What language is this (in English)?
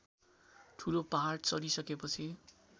Nepali